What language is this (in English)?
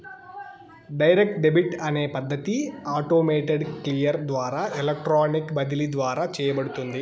Telugu